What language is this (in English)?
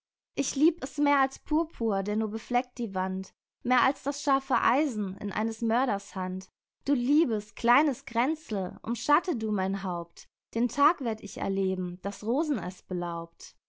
German